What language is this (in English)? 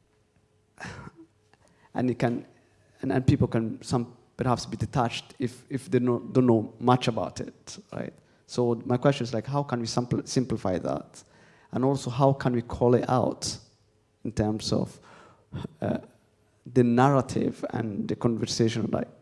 English